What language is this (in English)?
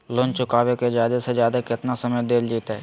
Magahi